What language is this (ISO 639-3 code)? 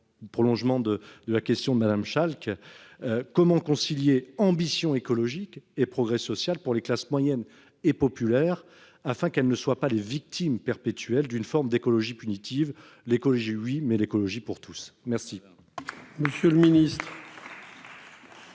fra